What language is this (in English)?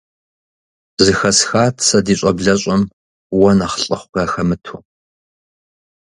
Kabardian